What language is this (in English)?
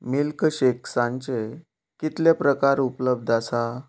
Konkani